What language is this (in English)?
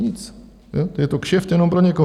Czech